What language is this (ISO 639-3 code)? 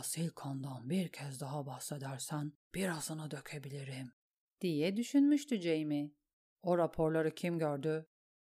tur